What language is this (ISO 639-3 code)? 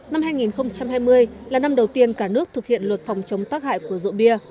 vie